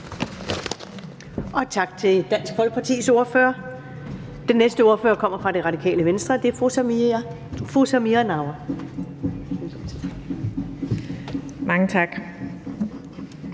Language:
Danish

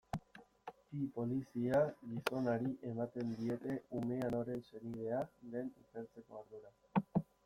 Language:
Basque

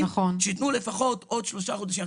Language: Hebrew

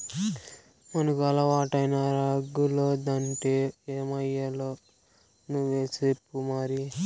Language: Telugu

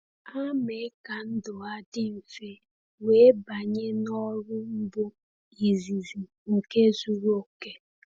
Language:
Igbo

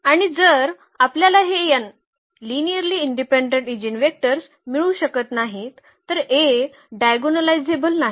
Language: Marathi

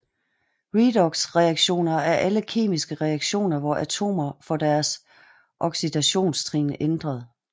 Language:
Danish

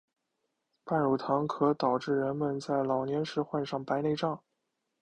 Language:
Chinese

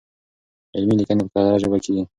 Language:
Pashto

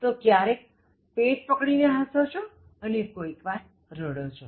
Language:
Gujarati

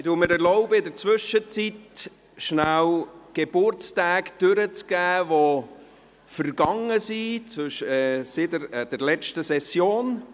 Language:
Swiss German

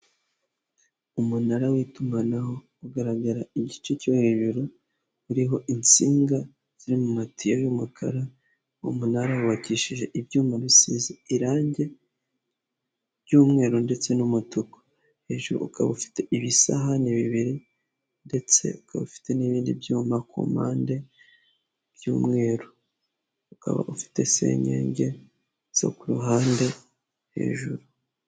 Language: Kinyarwanda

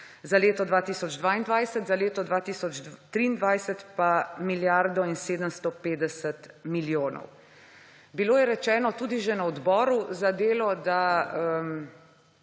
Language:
Slovenian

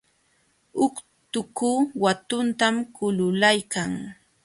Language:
Jauja Wanca Quechua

